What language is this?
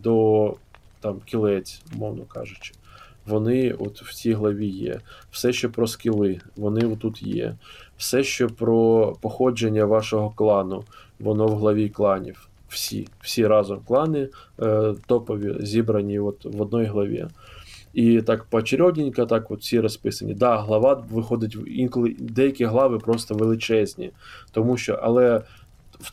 Ukrainian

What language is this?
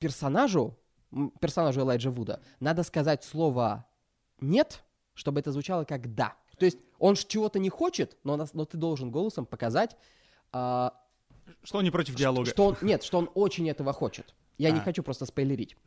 Russian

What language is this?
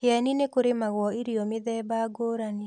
Kikuyu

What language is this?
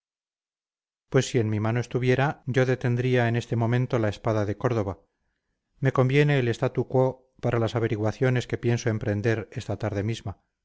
Spanish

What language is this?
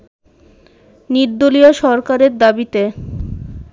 Bangla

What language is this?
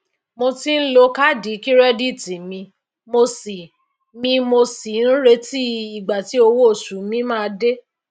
Yoruba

